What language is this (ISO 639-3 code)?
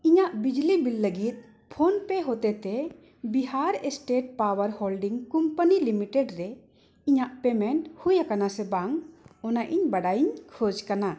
sat